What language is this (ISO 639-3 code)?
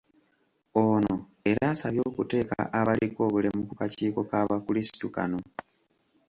lug